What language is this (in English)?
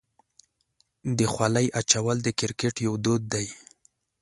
Pashto